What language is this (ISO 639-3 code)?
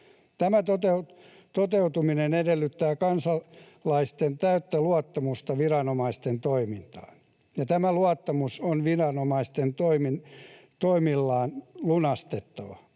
fin